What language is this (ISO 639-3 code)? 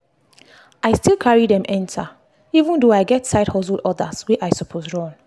pcm